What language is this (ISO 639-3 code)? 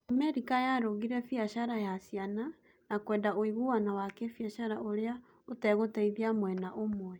kik